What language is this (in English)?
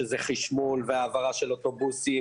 Hebrew